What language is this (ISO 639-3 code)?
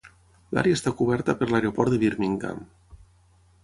cat